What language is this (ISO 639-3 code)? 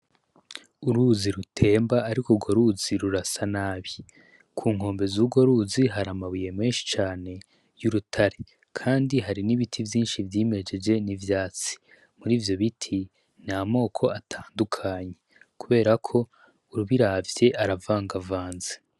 run